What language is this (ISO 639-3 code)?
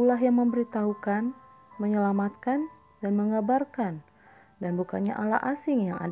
ind